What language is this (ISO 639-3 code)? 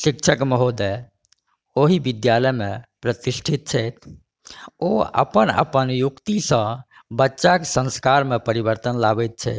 mai